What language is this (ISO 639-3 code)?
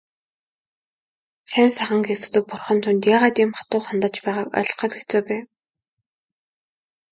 mon